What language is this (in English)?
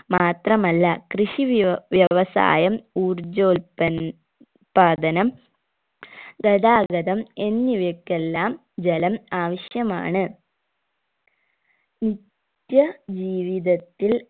Malayalam